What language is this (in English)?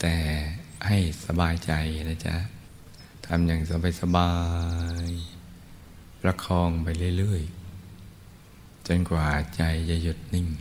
Thai